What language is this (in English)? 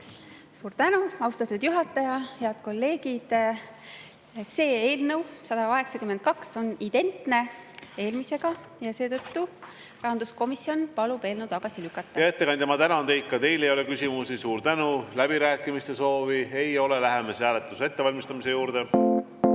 Estonian